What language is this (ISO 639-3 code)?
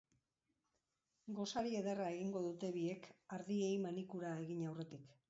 eus